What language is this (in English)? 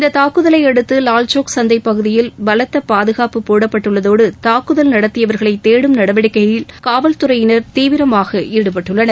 Tamil